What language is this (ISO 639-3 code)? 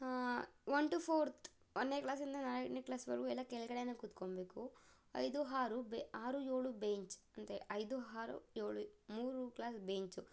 kan